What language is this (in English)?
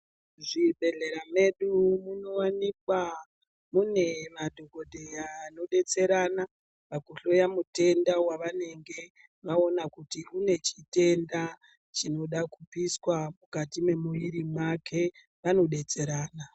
Ndau